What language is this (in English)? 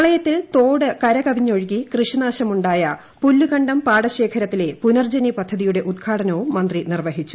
Malayalam